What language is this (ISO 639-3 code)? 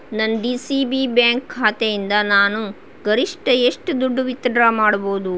kan